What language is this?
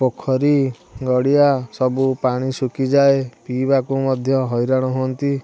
Odia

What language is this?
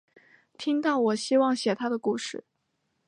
Chinese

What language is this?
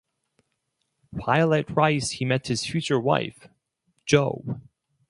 English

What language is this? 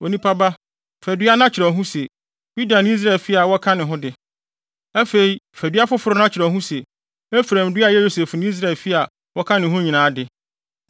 Akan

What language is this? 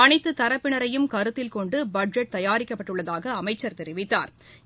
Tamil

